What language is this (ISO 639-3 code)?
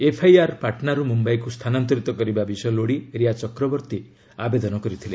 ori